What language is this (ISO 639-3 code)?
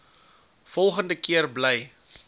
afr